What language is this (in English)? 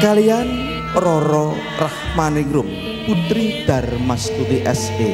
Indonesian